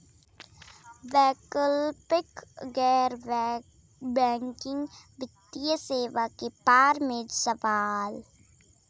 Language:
Bhojpuri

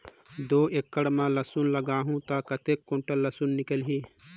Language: Chhattisgarhi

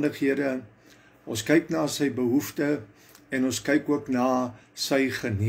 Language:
Dutch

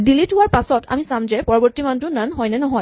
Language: Assamese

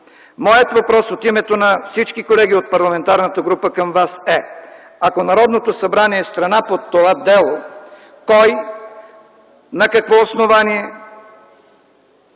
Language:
Bulgarian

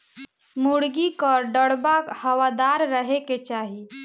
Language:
Bhojpuri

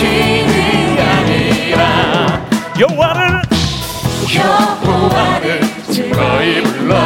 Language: Korean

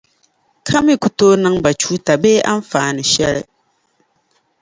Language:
Dagbani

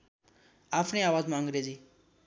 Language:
Nepali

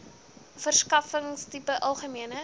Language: Afrikaans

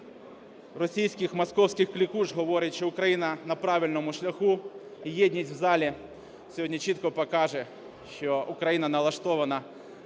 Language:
Ukrainian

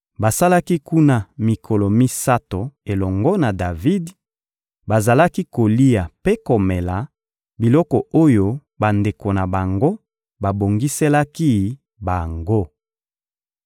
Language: Lingala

